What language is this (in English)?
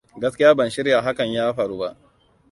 Hausa